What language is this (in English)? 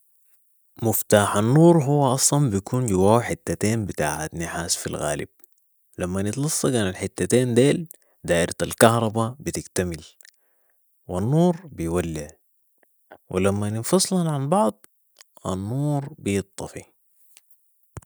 Sudanese Arabic